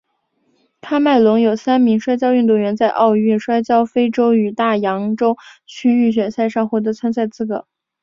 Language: Chinese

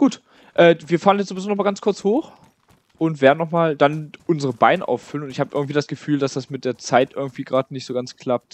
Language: German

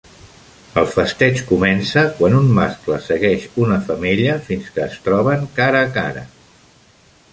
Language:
Catalan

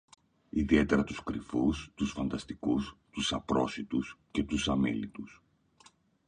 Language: Greek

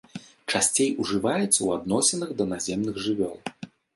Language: Belarusian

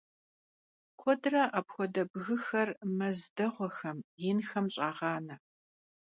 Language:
Kabardian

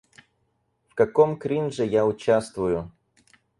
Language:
Russian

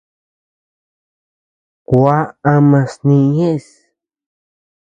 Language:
Tepeuxila Cuicatec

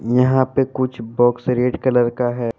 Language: Hindi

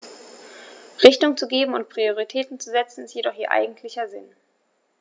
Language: German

